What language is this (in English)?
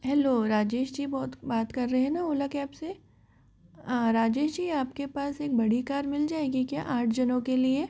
Hindi